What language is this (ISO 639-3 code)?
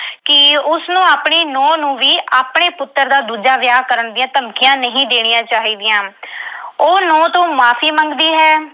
pan